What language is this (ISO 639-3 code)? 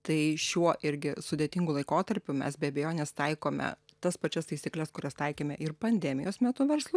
lit